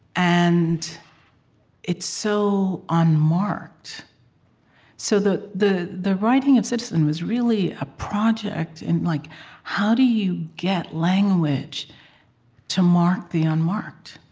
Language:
English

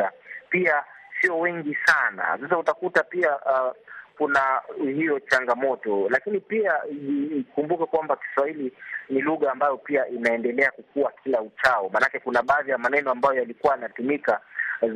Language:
Swahili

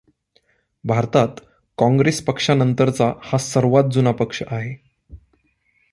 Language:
Marathi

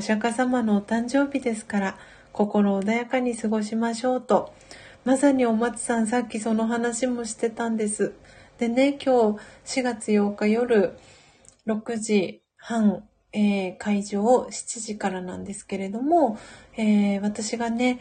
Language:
Japanese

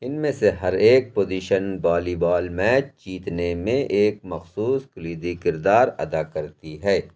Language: Urdu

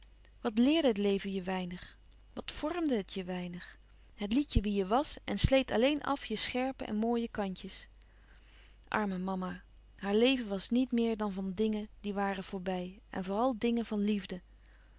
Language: Dutch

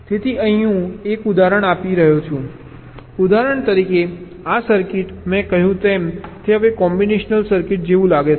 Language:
Gujarati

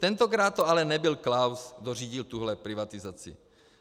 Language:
Czech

